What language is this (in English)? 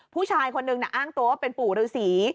Thai